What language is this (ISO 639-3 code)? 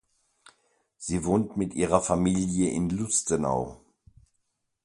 deu